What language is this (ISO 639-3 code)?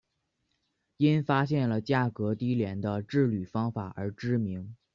zho